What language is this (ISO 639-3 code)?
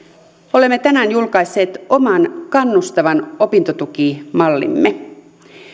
fin